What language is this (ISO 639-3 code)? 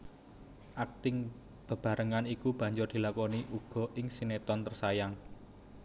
jav